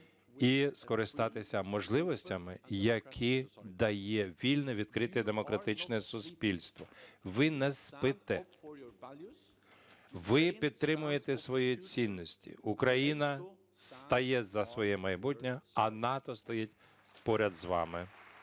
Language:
Ukrainian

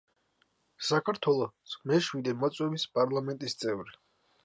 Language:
Georgian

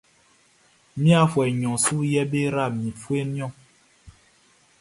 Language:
Baoulé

